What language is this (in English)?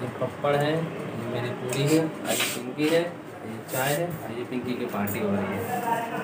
Hindi